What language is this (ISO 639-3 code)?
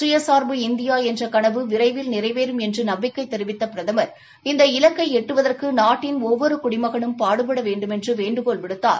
tam